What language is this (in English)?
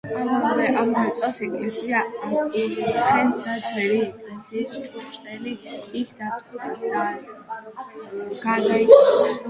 Georgian